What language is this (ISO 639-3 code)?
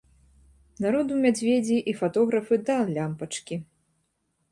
bel